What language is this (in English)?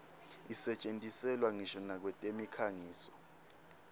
Swati